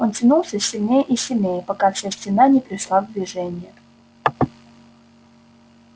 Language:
Russian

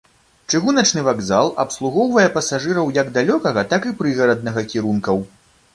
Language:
Belarusian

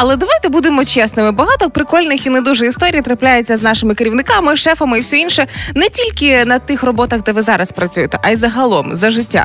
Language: Ukrainian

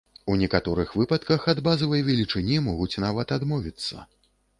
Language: Belarusian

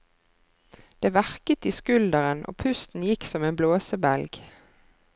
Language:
Norwegian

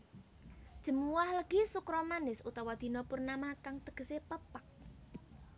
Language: Javanese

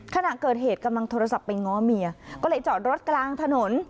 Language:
Thai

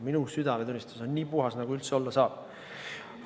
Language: Estonian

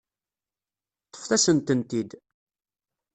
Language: Kabyle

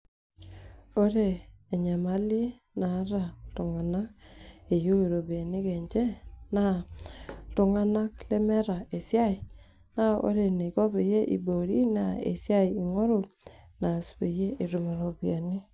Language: Masai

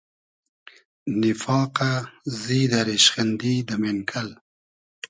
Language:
Hazaragi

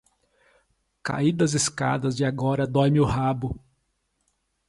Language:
Portuguese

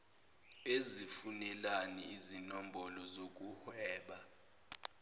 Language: Zulu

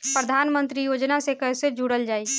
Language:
Bhojpuri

